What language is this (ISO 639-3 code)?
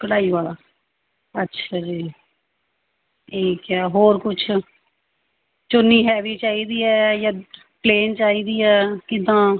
pan